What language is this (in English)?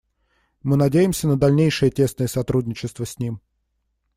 Russian